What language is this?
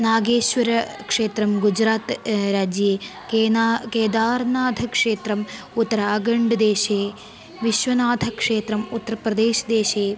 Sanskrit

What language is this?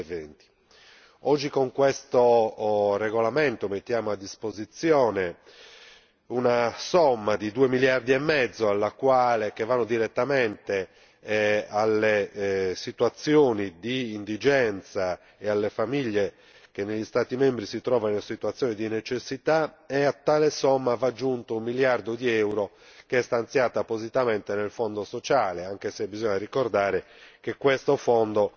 Italian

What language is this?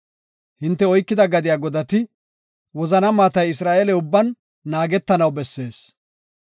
Gofa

